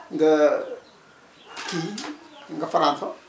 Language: Wolof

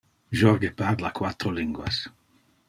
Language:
Interlingua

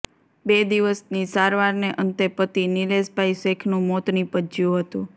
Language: Gujarati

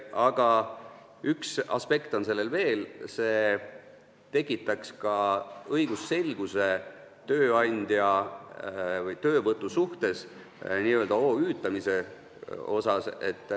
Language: Estonian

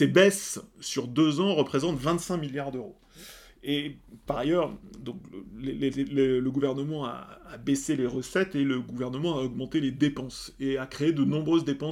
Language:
French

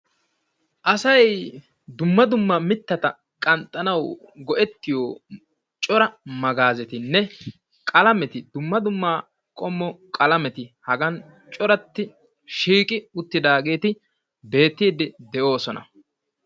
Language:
Wolaytta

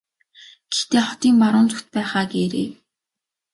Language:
Mongolian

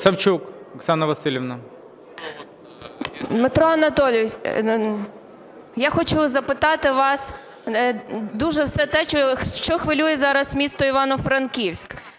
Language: Ukrainian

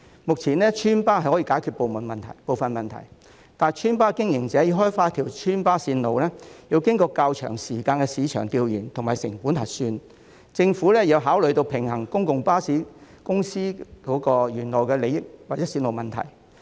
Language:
Cantonese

